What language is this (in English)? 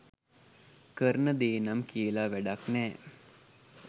Sinhala